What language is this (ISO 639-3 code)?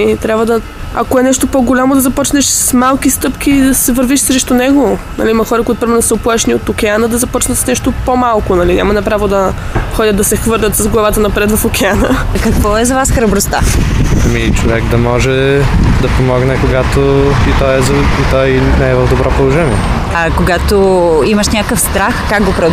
bul